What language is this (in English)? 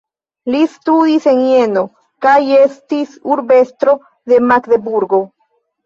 Esperanto